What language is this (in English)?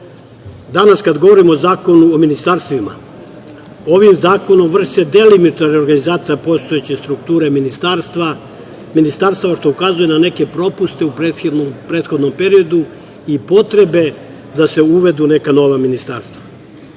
Serbian